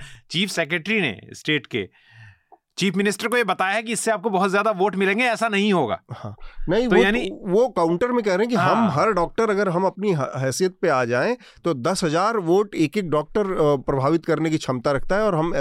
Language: Hindi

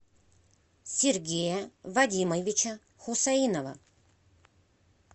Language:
Russian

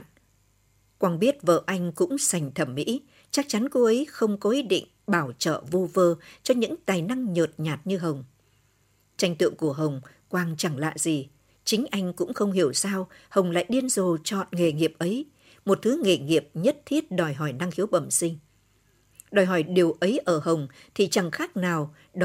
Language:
Vietnamese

